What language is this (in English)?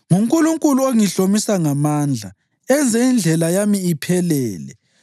North Ndebele